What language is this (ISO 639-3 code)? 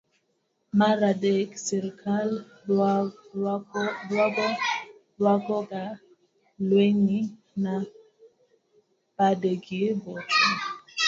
luo